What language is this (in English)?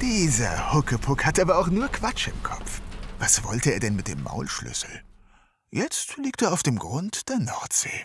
German